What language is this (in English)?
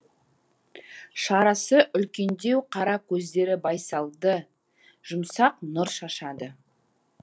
Kazakh